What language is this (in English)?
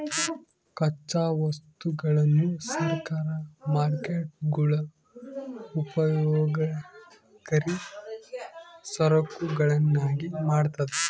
Kannada